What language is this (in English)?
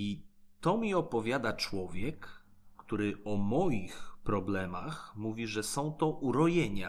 Polish